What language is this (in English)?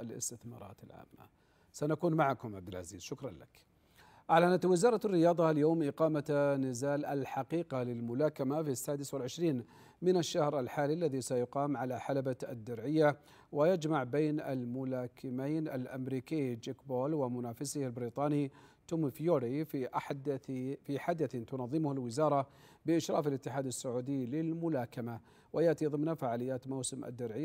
Arabic